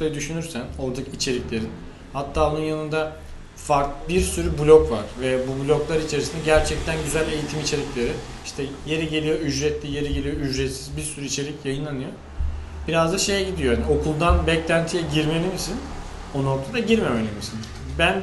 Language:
Turkish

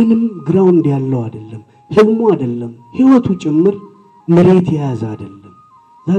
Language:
Amharic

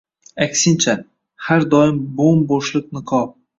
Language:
Uzbek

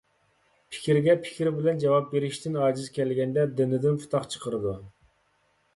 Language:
Uyghur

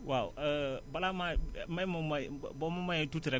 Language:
Wolof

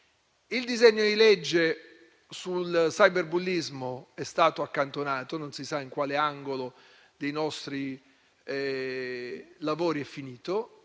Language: Italian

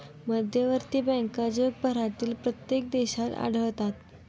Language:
Marathi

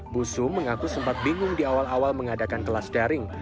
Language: Indonesian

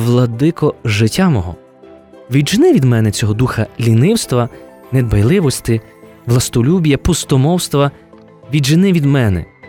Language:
Ukrainian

